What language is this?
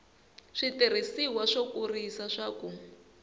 Tsonga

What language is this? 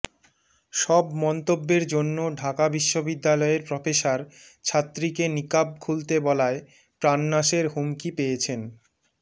Bangla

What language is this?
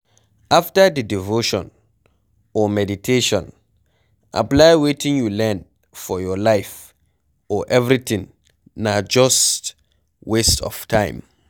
Nigerian Pidgin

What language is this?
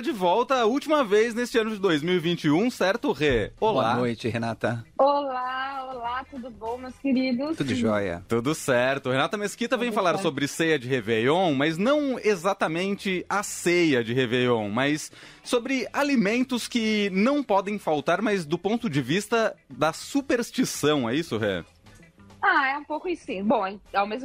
Portuguese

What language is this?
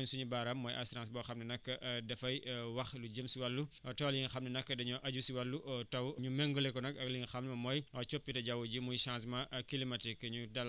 Wolof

